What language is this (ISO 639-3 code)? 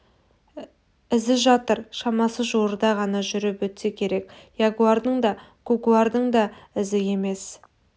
kaz